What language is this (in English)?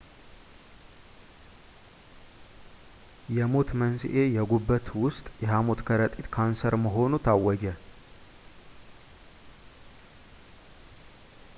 Amharic